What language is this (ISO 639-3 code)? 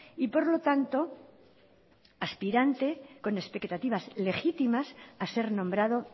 spa